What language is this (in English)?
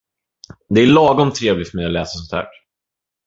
Swedish